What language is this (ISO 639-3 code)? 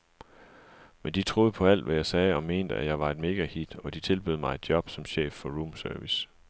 dan